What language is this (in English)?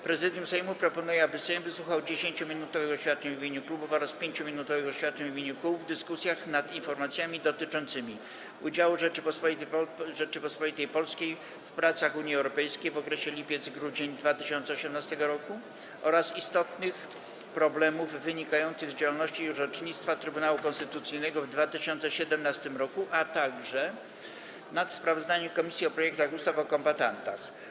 Polish